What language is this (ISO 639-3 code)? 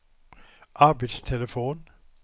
swe